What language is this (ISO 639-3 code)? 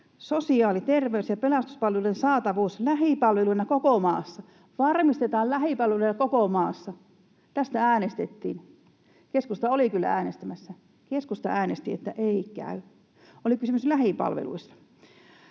fin